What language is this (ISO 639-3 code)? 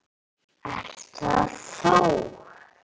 isl